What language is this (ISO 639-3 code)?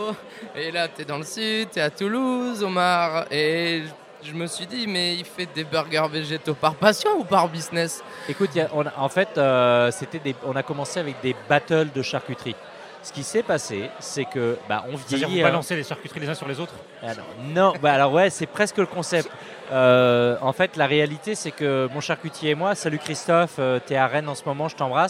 fra